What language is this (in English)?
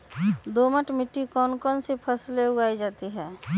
Magahi